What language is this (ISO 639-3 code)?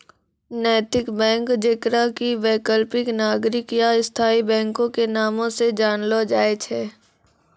mai